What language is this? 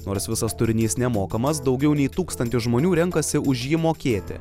Lithuanian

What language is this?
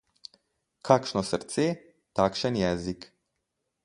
Slovenian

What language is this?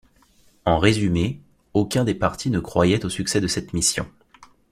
French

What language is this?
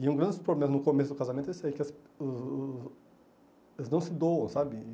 Portuguese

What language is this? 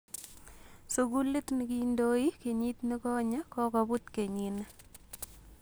Kalenjin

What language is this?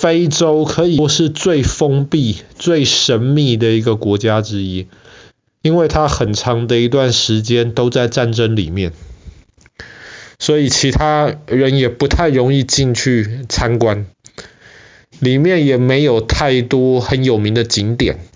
Chinese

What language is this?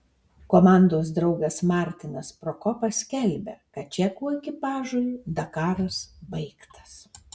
Lithuanian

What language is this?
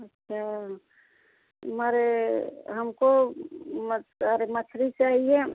Hindi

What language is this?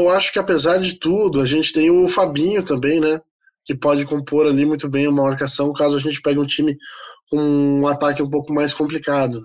Portuguese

